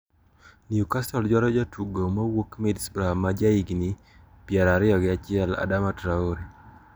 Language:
Luo (Kenya and Tanzania)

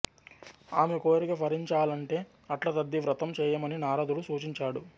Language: Telugu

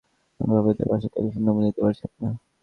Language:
Bangla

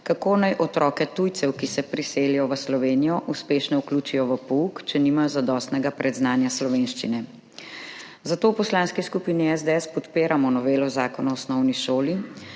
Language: Slovenian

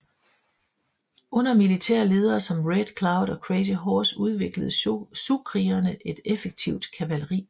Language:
Danish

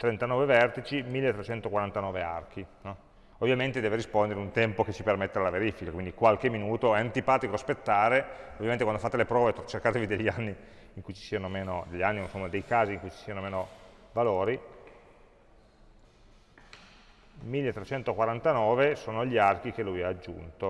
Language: Italian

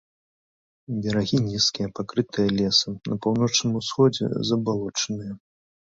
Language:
Belarusian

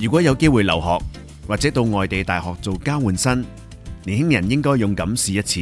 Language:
Chinese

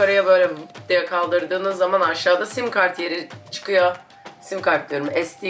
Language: Turkish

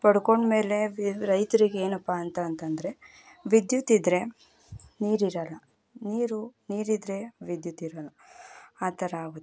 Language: Kannada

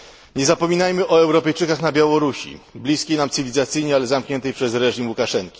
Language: Polish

